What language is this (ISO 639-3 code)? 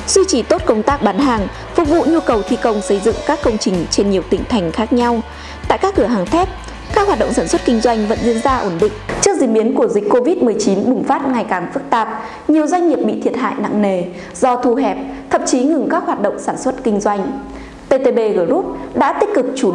vie